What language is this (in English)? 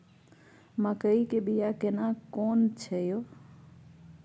Maithili